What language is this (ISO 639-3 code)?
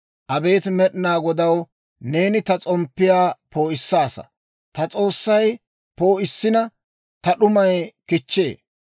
dwr